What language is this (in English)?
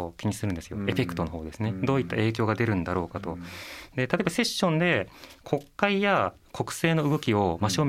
Japanese